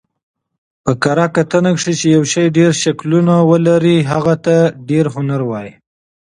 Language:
Pashto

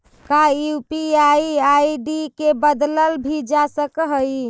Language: Magahi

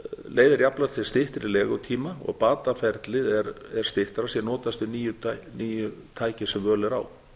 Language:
Icelandic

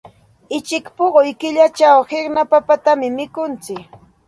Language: Santa Ana de Tusi Pasco Quechua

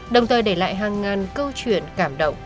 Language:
Vietnamese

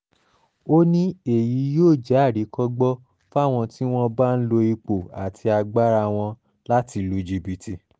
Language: Yoruba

